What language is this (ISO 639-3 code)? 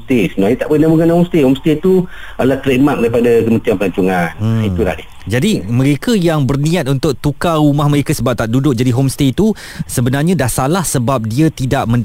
msa